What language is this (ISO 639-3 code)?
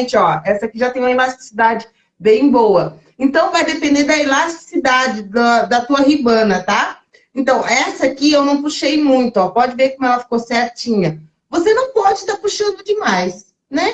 por